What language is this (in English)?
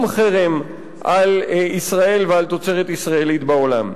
Hebrew